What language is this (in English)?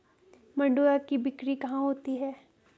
Hindi